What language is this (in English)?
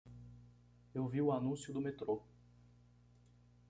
Portuguese